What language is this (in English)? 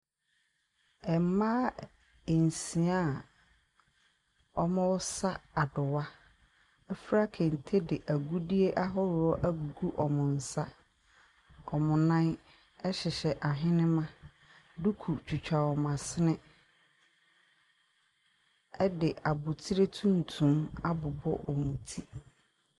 Akan